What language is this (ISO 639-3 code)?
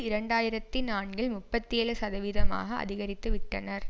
tam